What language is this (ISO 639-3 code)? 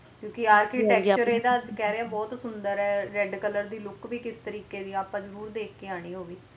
pan